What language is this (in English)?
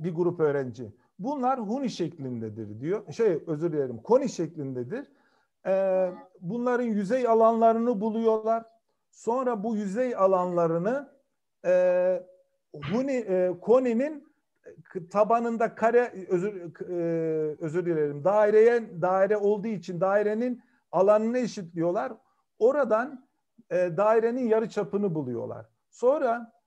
Turkish